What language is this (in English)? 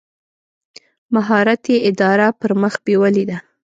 Pashto